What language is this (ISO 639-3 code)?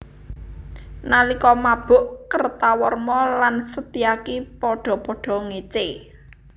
jav